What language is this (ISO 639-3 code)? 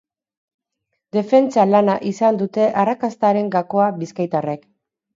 eus